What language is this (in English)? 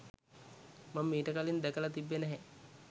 Sinhala